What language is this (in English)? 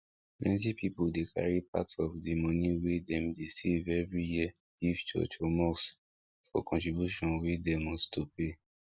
Nigerian Pidgin